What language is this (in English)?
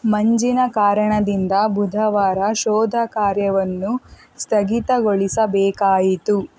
Kannada